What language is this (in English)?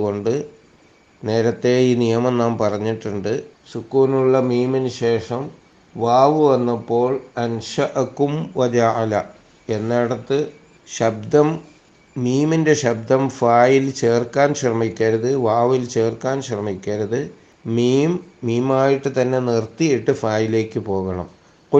Malayalam